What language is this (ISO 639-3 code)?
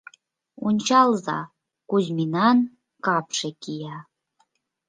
chm